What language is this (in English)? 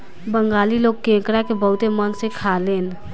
Bhojpuri